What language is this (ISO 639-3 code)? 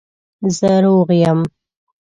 pus